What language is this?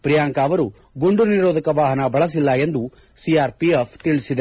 Kannada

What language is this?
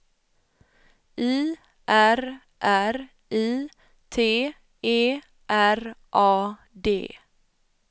Swedish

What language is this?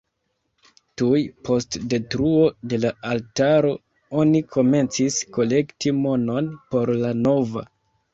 Esperanto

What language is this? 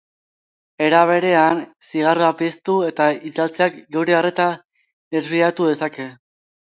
Basque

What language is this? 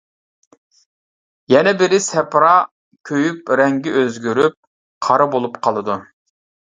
Uyghur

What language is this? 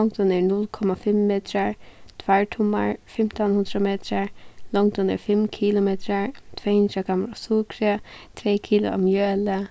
Faroese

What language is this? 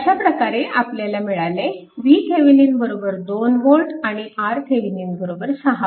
Marathi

